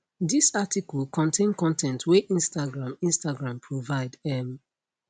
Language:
Nigerian Pidgin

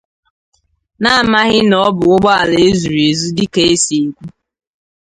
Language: Igbo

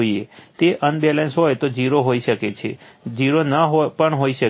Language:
Gujarati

